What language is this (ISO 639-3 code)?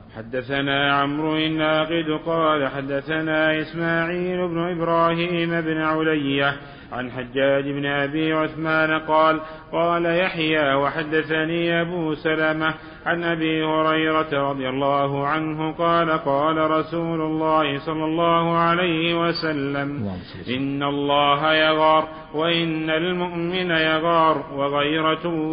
ara